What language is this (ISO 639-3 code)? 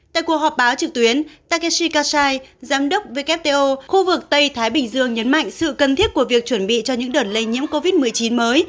vie